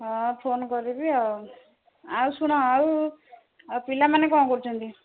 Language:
Odia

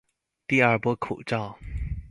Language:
Chinese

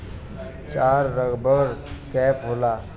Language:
Bhojpuri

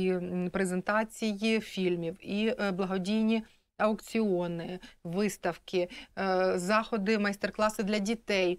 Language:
Ukrainian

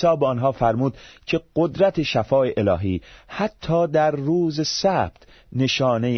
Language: Persian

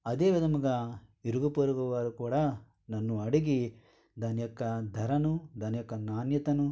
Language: Telugu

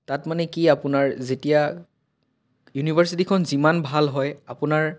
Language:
Assamese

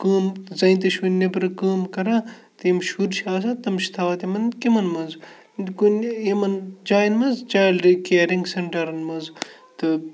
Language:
Kashmiri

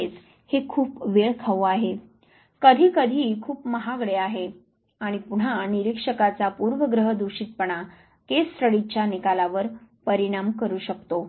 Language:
Marathi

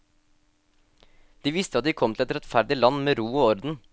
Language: Norwegian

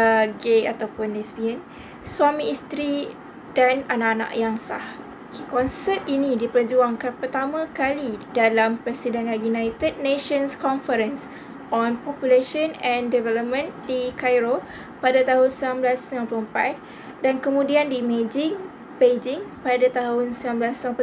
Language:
Malay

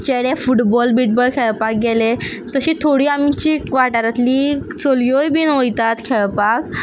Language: Konkani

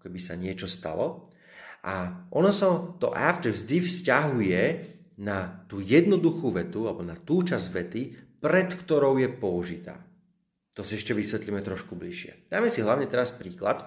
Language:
Slovak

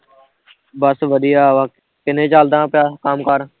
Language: Punjabi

